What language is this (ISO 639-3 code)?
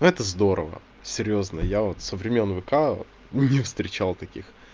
rus